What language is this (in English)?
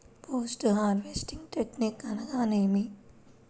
Telugu